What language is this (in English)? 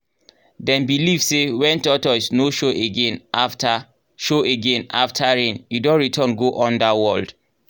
Nigerian Pidgin